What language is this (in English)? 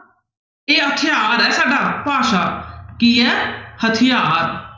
Punjabi